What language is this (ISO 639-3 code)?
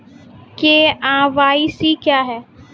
mai